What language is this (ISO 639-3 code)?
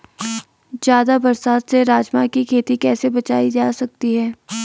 hin